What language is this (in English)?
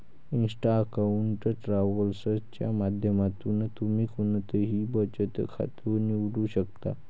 Marathi